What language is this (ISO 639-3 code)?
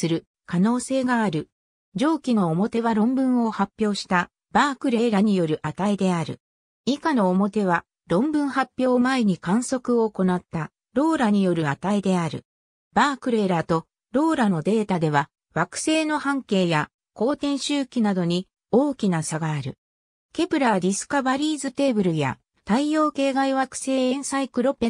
jpn